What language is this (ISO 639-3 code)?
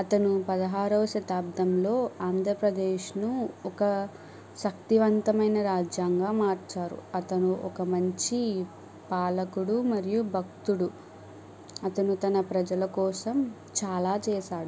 tel